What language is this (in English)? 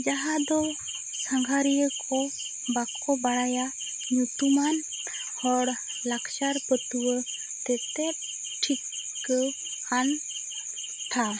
Santali